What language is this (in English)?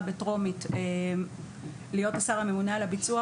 Hebrew